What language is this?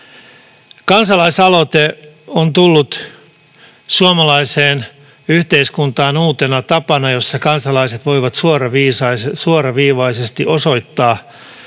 Finnish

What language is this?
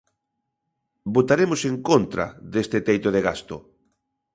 Galician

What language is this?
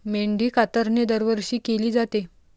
Marathi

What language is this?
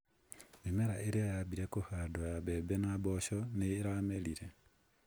Kikuyu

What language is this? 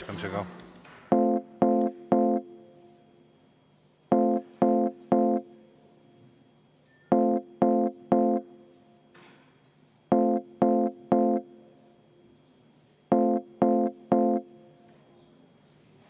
Estonian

